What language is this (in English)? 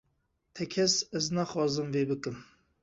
Kurdish